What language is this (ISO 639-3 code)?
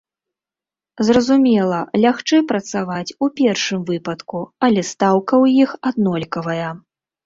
bel